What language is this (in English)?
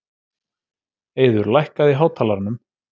Icelandic